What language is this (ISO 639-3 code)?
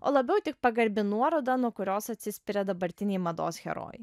lit